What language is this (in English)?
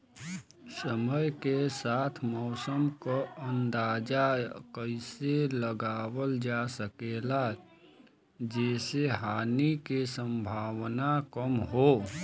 Bhojpuri